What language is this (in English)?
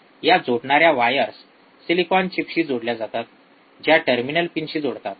Marathi